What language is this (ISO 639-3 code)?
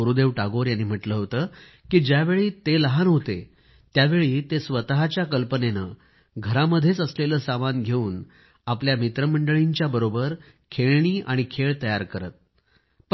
mar